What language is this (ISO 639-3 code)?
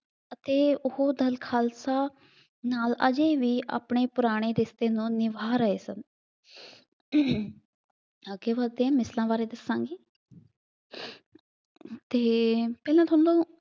pan